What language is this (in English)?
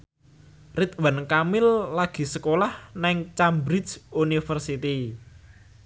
Javanese